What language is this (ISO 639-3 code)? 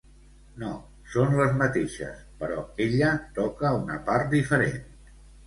cat